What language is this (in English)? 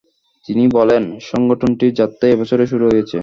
Bangla